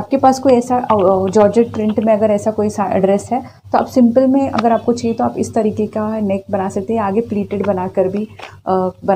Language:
Hindi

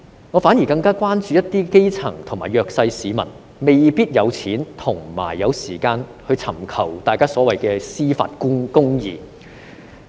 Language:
Cantonese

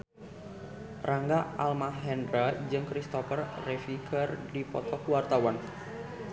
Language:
Sundanese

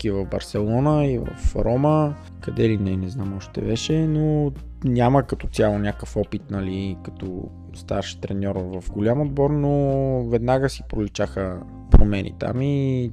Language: Bulgarian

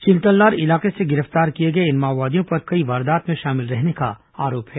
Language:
Hindi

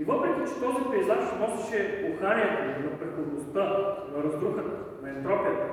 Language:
Bulgarian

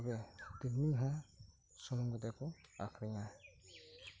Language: Santali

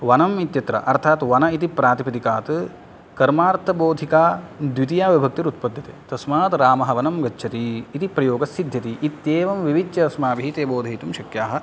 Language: Sanskrit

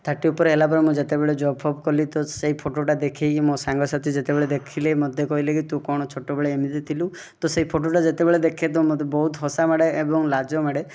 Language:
Odia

